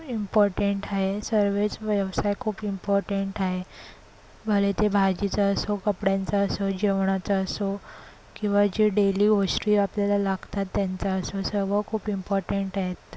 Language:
Marathi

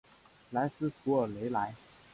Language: Chinese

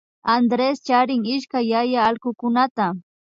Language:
Imbabura Highland Quichua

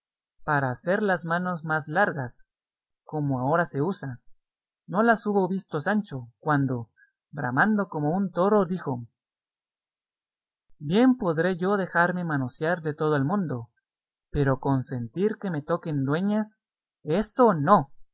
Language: Spanish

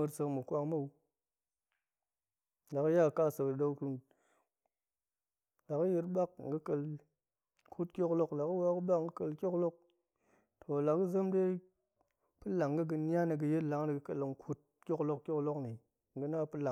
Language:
Goemai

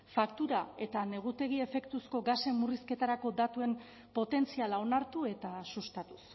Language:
Basque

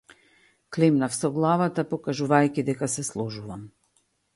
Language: Macedonian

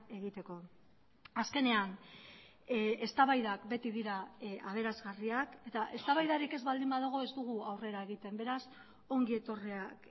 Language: Basque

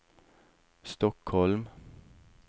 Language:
Norwegian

